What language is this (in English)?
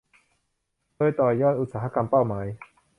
Thai